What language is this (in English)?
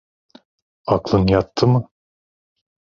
Turkish